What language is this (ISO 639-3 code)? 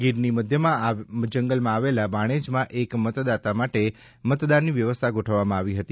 guj